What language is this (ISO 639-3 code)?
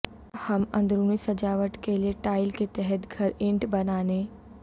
urd